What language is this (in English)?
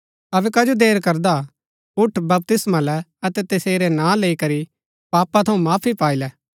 Gaddi